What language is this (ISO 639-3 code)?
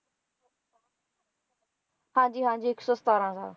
pan